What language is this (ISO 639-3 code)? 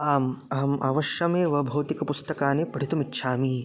san